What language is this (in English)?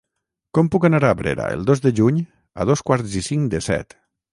Catalan